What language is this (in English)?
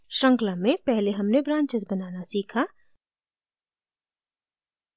Hindi